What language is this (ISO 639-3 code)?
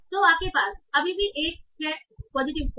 hin